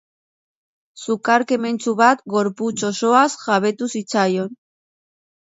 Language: Basque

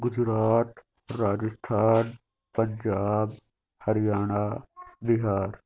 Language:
Urdu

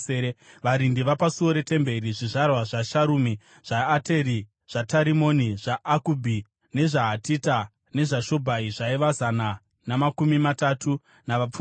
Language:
Shona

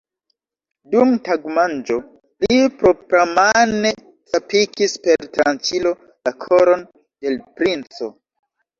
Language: Esperanto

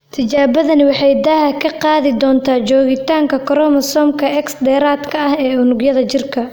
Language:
Somali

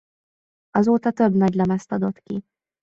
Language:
Hungarian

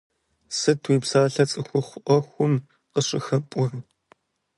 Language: Kabardian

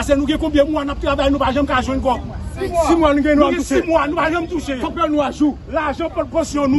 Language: French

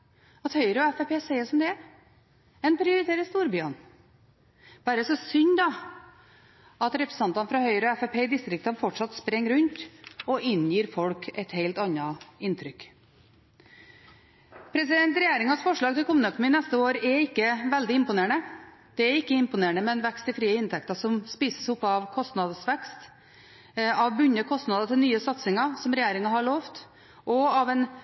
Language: Norwegian Bokmål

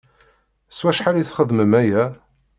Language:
Kabyle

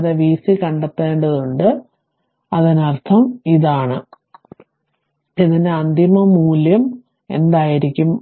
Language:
Malayalam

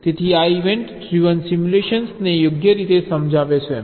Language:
Gujarati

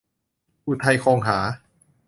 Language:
Thai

